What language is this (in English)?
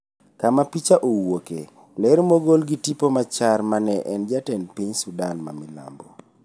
Luo (Kenya and Tanzania)